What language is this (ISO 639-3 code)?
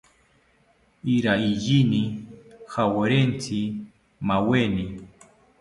cpy